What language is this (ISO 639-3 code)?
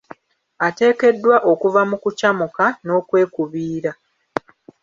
lug